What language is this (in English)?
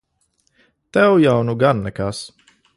Latvian